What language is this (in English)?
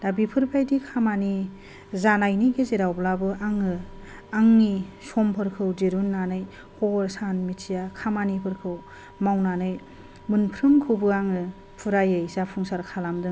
Bodo